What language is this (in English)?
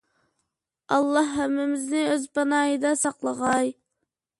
Uyghur